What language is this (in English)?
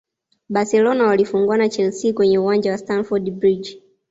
Swahili